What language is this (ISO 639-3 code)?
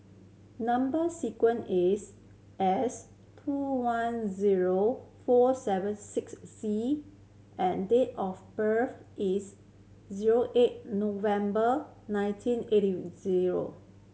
eng